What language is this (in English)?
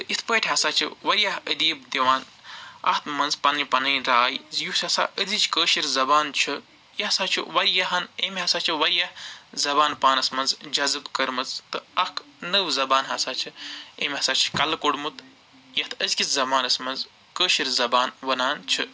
Kashmiri